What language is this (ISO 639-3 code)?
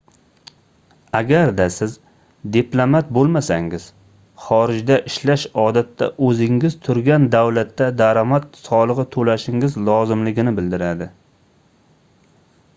uzb